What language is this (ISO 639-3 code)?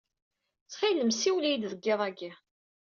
kab